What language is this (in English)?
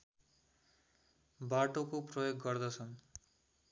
Nepali